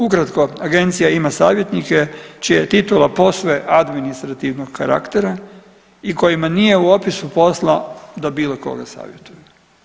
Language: Croatian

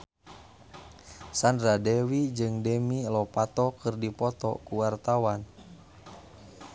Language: Sundanese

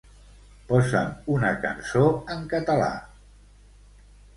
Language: Catalan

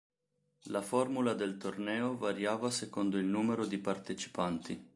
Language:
Italian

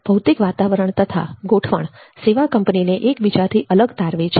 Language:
Gujarati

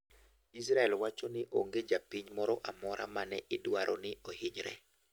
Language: Luo (Kenya and Tanzania)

